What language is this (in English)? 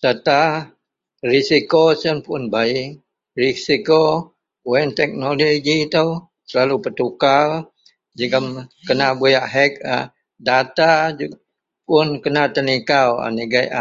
Central Melanau